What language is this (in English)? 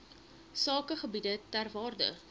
Afrikaans